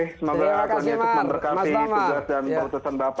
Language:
Indonesian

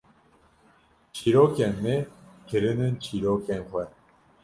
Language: Kurdish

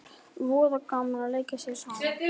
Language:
Icelandic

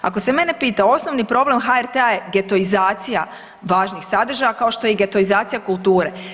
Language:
Croatian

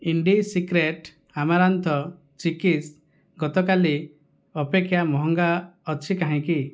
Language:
Odia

